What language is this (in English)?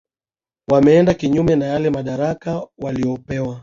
Swahili